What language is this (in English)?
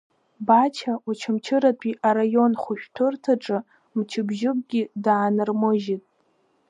Abkhazian